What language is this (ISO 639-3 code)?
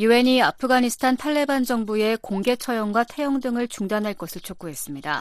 kor